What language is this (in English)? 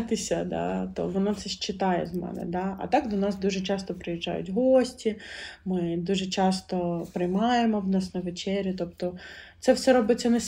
Ukrainian